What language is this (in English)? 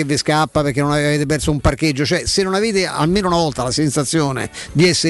Italian